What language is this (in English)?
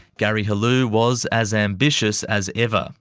English